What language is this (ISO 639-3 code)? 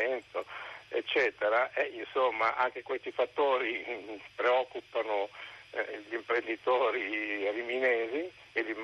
ita